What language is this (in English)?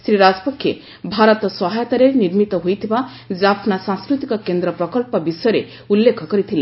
Odia